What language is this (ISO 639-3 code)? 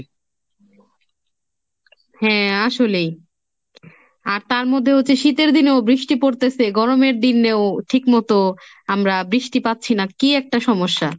ben